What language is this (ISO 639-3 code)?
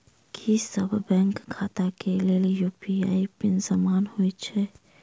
mai